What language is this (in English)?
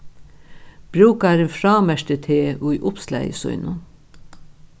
Faroese